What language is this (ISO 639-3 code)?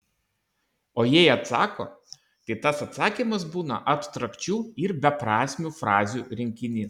lit